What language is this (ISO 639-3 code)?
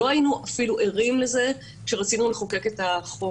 heb